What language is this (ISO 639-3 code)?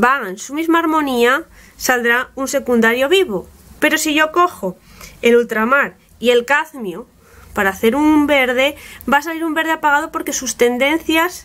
spa